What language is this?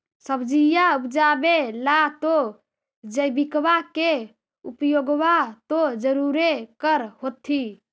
Magahi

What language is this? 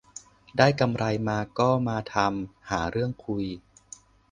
Thai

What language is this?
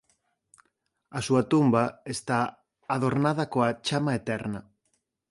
Galician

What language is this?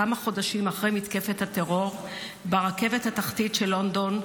Hebrew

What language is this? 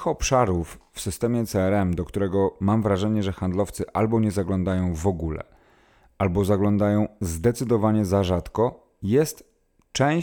Polish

